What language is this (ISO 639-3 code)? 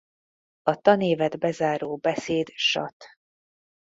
hun